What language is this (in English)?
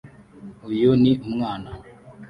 Kinyarwanda